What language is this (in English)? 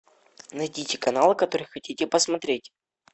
Russian